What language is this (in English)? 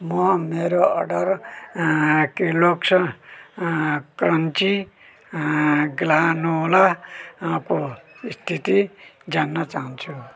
Nepali